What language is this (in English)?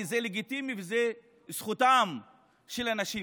Hebrew